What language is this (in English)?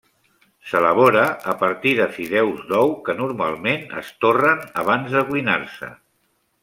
Catalan